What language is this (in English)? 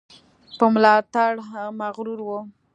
Pashto